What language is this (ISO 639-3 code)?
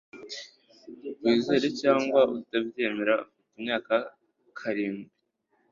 kin